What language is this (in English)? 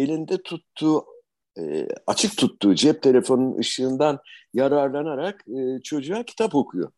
Turkish